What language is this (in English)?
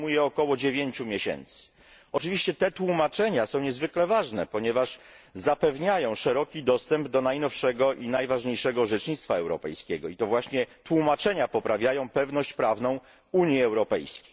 Polish